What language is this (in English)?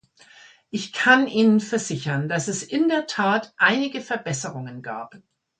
German